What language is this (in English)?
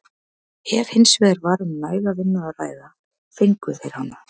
Icelandic